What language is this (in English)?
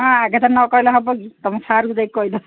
Odia